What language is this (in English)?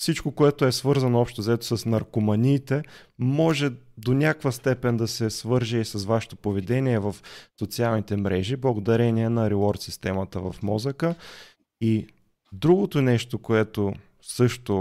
Bulgarian